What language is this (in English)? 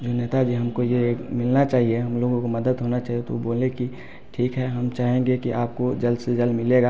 Hindi